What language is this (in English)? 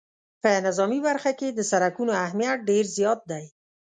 Pashto